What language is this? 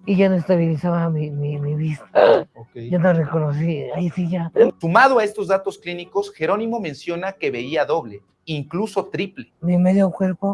Spanish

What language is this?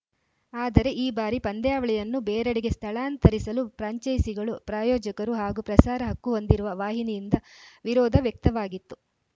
Kannada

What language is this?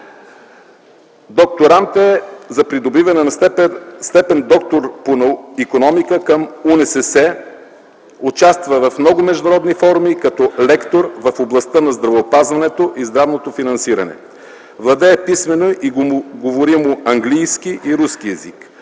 Bulgarian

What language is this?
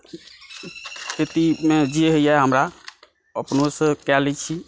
Maithili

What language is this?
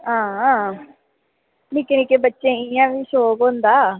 Dogri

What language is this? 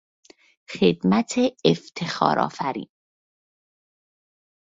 Persian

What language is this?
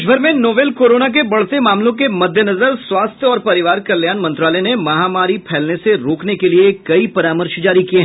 Hindi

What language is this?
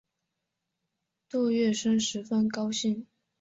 Chinese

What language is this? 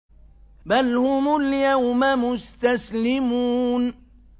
Arabic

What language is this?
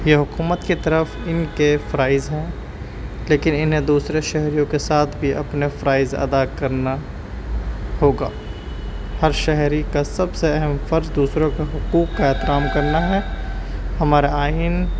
Urdu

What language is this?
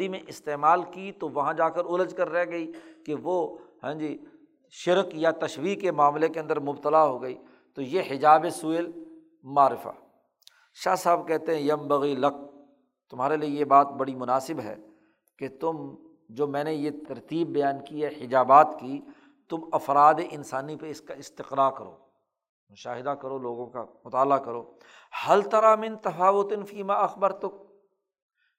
Urdu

